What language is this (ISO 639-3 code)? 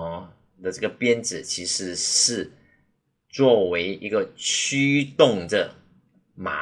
zho